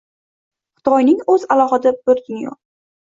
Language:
Uzbek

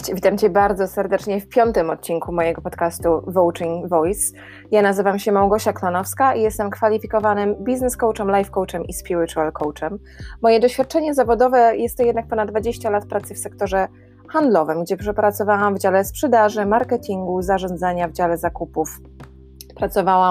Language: Polish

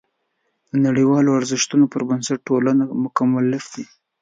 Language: Pashto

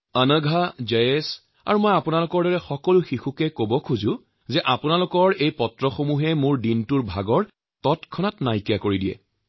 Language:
Assamese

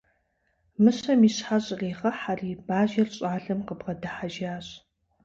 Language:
Kabardian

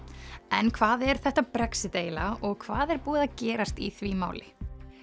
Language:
Icelandic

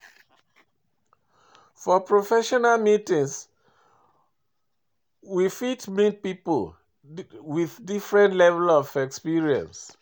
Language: Nigerian Pidgin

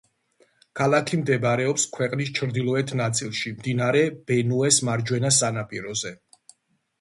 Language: Georgian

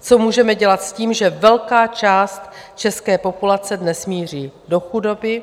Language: Czech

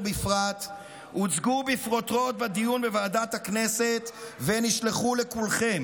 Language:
Hebrew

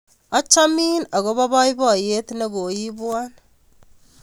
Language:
Kalenjin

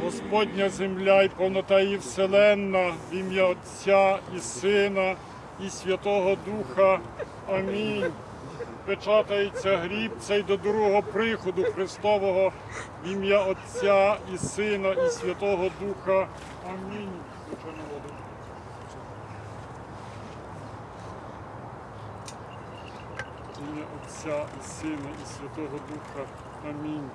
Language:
Ukrainian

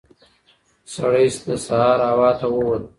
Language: Pashto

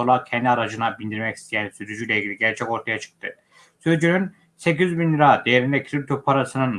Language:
Turkish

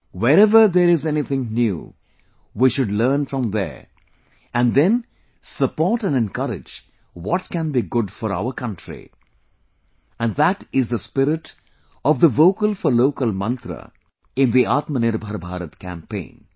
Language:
English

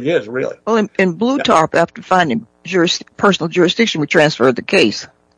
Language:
English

